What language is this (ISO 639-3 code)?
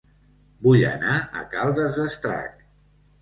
cat